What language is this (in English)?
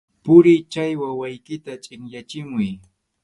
Arequipa-La Unión Quechua